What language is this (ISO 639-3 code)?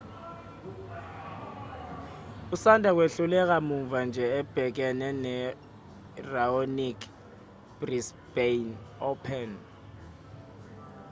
zul